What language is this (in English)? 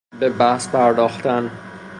Persian